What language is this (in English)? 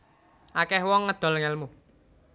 Javanese